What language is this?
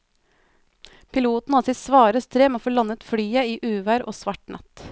Norwegian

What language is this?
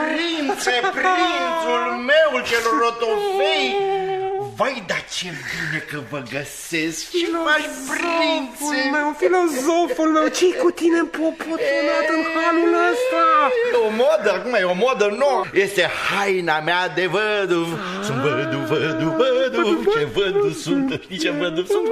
Romanian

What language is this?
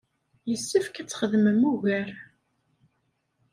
Kabyle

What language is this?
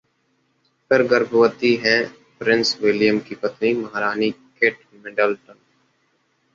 Hindi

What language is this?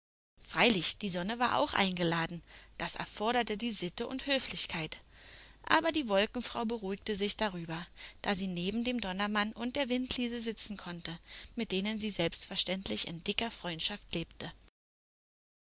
German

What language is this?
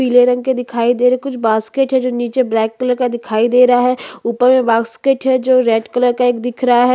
Hindi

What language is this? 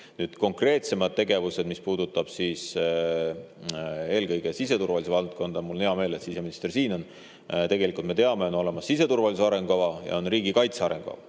Estonian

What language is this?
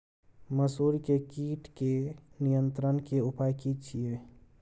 Maithili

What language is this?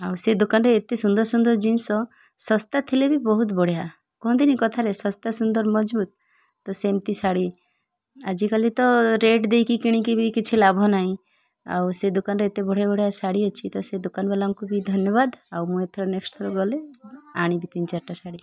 Odia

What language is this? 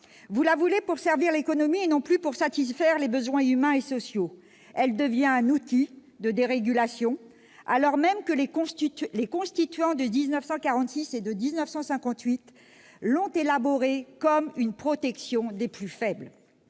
French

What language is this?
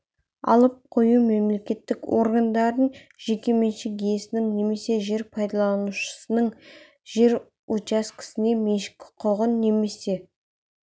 Kazakh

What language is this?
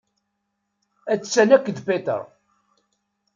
Kabyle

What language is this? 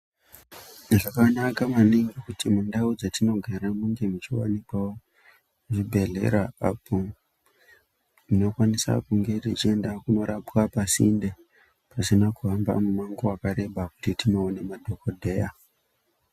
Ndau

